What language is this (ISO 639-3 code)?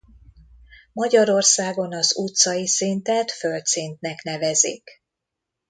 hun